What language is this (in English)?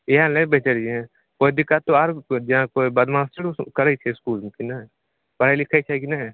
Maithili